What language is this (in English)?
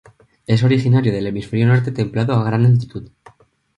Spanish